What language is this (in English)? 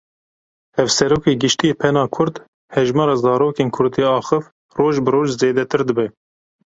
Kurdish